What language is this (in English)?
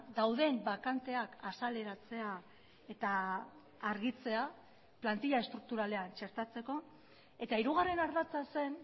Basque